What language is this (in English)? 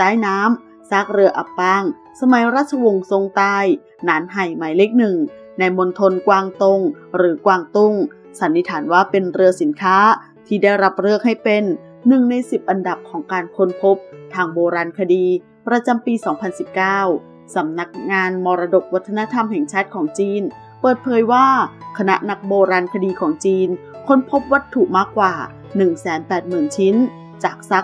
Thai